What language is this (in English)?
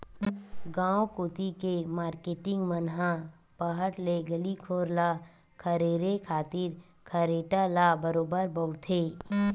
Chhattisgarhi